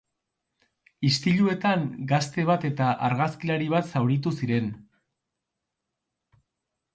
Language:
Basque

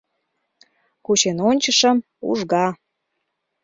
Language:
Mari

